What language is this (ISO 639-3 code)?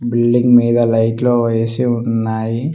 tel